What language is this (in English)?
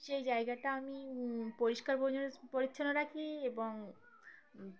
Bangla